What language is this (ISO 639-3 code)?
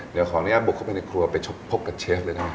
tha